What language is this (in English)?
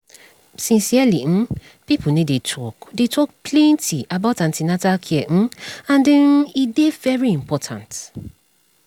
Nigerian Pidgin